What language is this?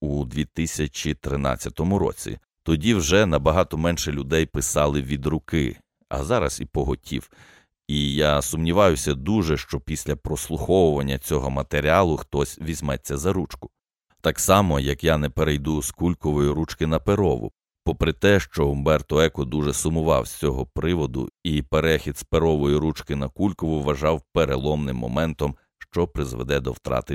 Ukrainian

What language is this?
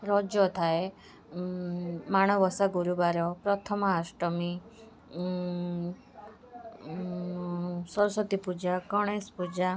Odia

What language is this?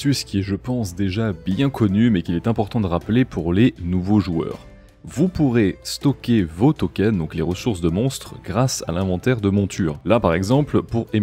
French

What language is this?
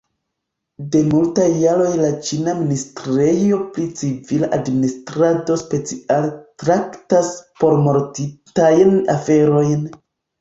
Esperanto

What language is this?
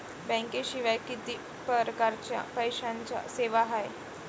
Marathi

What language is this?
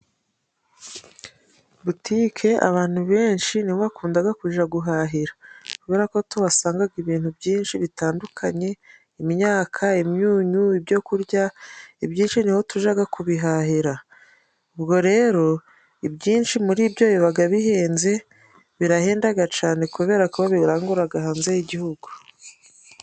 Kinyarwanda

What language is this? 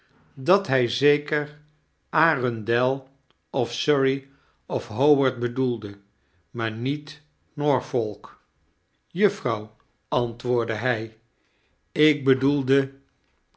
Dutch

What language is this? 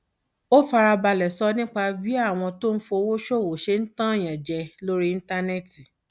Yoruba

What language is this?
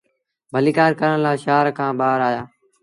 Sindhi Bhil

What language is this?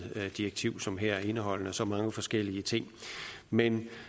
Danish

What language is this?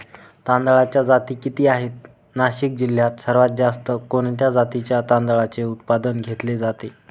Marathi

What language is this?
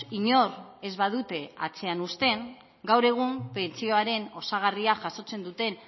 Basque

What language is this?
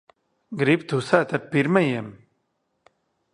Latvian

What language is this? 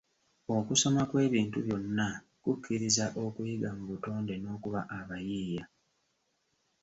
Ganda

